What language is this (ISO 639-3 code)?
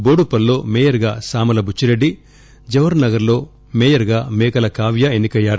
tel